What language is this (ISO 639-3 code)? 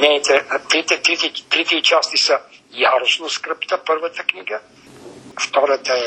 bul